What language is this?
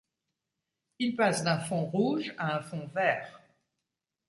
French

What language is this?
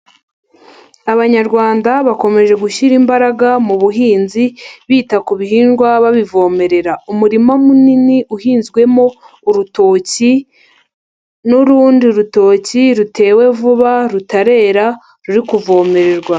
Kinyarwanda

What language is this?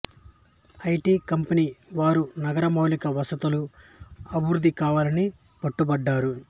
Telugu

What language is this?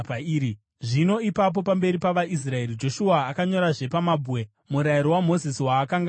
Shona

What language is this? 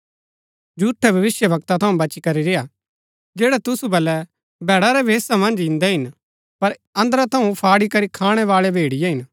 Gaddi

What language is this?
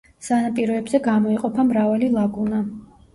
Georgian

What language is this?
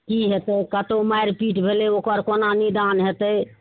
Maithili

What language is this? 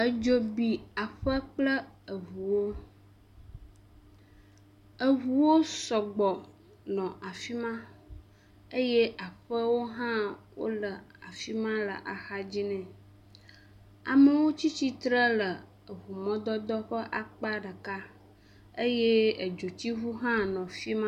Ewe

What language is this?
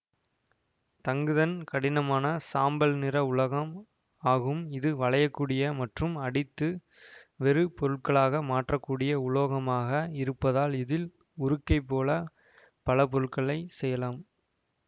Tamil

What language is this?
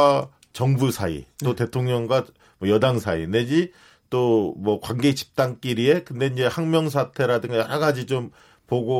Korean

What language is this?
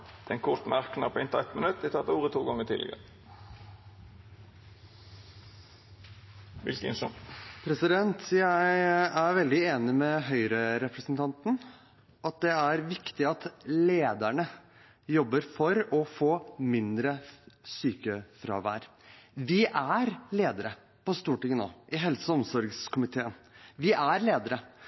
Norwegian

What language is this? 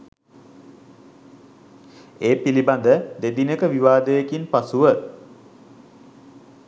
Sinhala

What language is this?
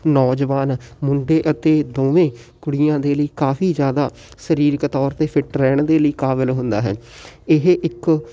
Punjabi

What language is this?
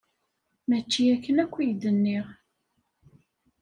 Kabyle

